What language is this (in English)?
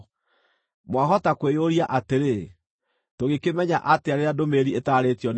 Kikuyu